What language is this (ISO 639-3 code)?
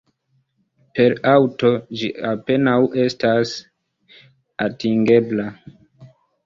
epo